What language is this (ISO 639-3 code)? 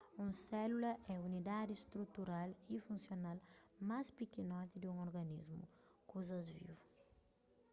kea